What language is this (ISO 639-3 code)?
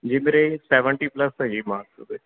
pan